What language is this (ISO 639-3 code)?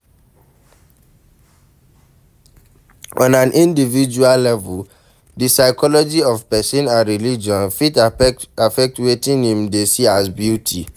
pcm